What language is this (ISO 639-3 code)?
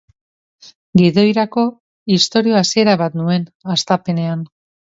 eus